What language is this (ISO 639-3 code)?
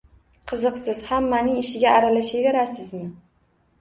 uzb